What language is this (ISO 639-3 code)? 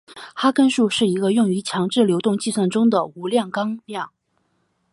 zho